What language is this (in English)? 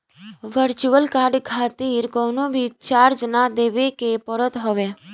Bhojpuri